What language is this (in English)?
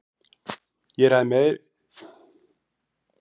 Icelandic